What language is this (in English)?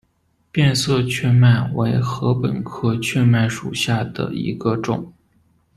Chinese